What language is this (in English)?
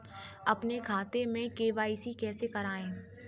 Hindi